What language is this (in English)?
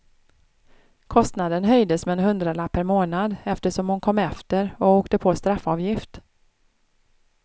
Swedish